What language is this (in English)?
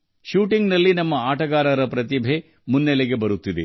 Kannada